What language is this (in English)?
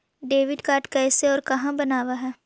Magahi